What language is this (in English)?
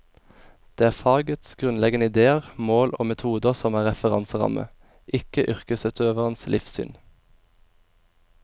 Norwegian